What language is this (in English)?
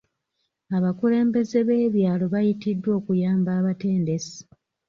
Ganda